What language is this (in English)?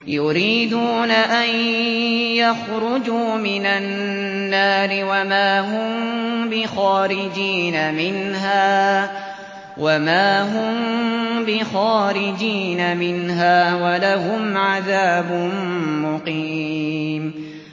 Arabic